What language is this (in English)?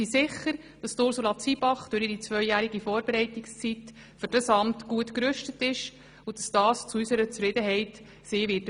Swiss German